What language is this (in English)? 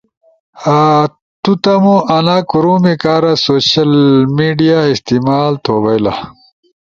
Ushojo